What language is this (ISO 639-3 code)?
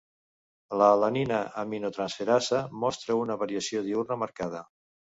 cat